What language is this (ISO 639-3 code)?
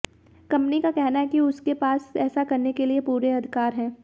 hin